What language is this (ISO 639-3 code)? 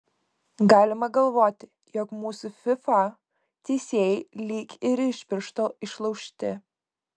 lit